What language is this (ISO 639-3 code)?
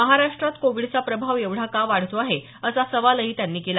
mar